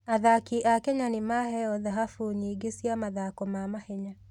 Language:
Kikuyu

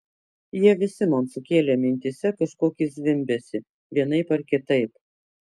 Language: Lithuanian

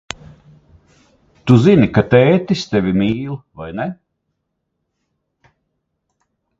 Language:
Latvian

